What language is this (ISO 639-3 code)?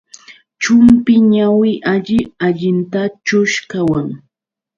qux